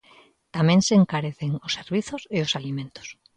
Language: Galician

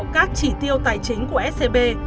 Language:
Vietnamese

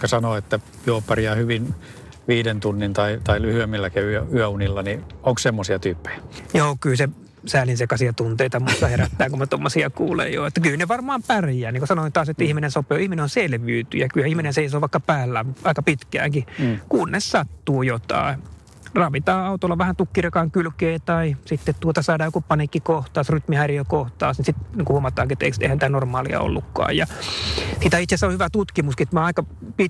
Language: Finnish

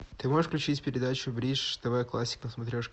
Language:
Russian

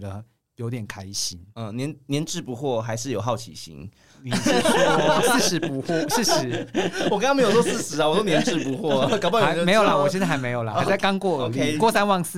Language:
Chinese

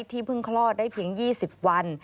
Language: Thai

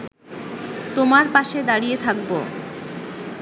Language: Bangla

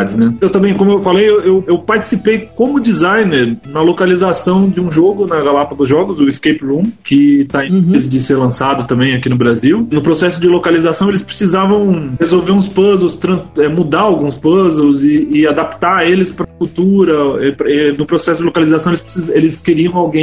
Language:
Portuguese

